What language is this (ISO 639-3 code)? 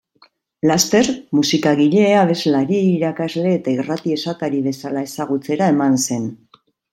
eus